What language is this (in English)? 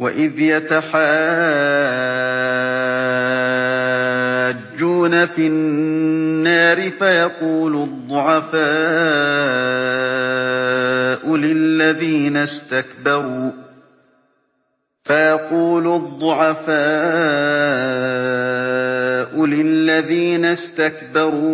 Arabic